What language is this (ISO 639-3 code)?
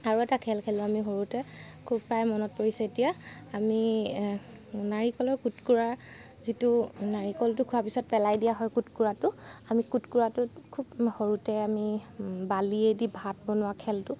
asm